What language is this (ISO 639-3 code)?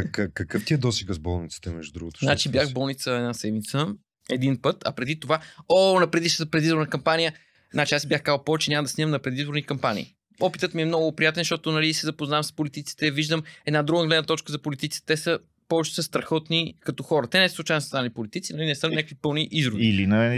bul